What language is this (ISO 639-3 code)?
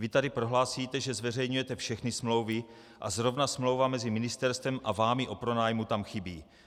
ces